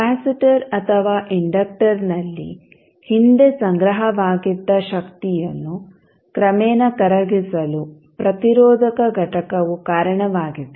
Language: Kannada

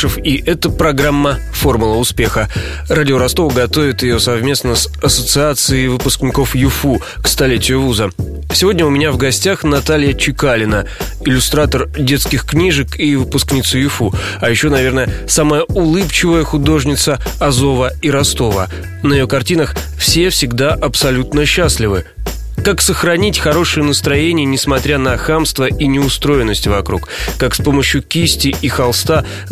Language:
Russian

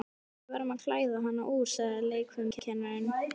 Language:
Icelandic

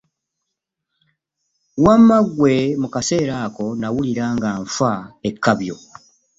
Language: Ganda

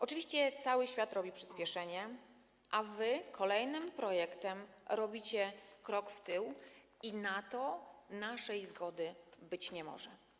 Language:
Polish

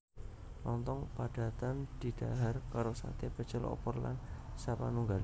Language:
Javanese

